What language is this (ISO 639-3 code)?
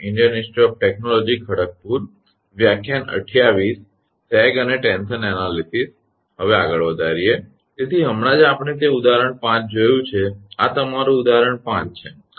guj